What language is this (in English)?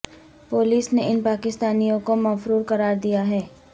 Urdu